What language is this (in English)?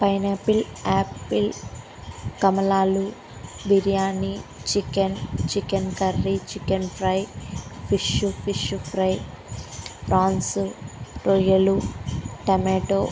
Telugu